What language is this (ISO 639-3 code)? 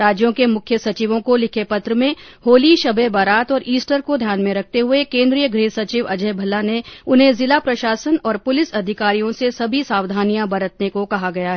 hin